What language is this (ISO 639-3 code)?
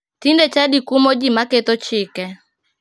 luo